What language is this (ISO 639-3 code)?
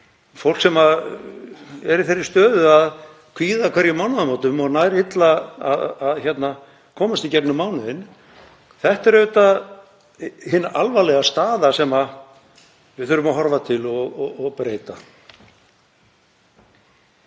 isl